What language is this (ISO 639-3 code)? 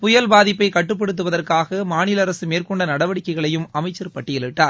tam